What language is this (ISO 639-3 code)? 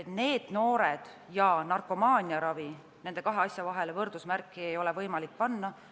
est